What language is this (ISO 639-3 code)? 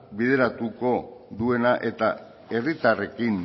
eus